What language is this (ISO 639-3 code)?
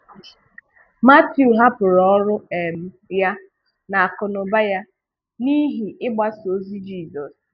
ibo